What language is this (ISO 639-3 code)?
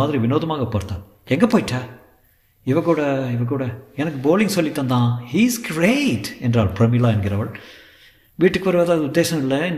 tam